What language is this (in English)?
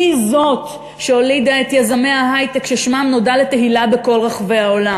Hebrew